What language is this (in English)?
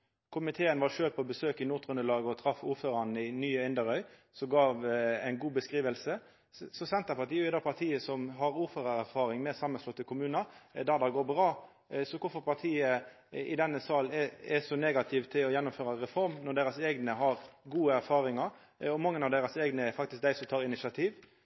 Norwegian Nynorsk